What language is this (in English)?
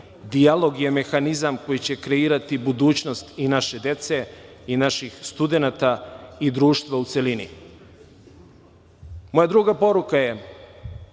Serbian